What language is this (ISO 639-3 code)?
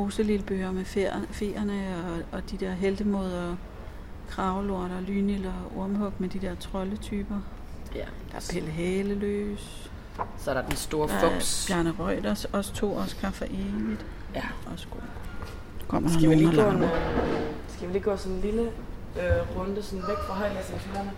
dan